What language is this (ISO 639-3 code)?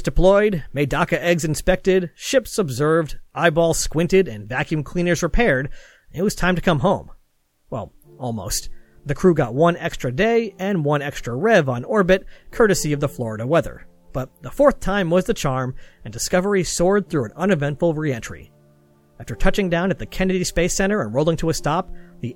eng